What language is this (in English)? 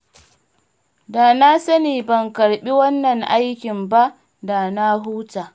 Hausa